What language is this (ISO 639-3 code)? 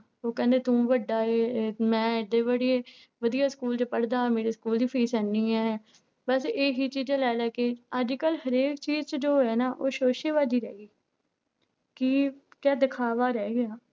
pan